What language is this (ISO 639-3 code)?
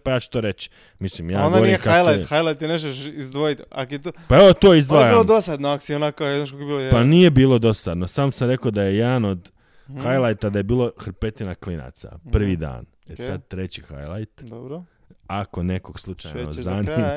hrv